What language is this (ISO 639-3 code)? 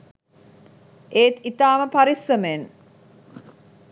sin